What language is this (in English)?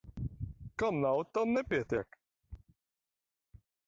Latvian